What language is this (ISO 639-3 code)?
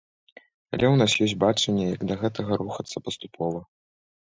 bel